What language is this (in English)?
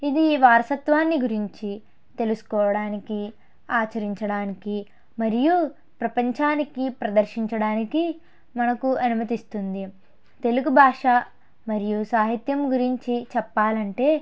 Telugu